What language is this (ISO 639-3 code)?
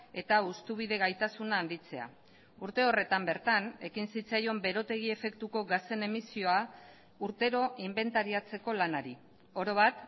eus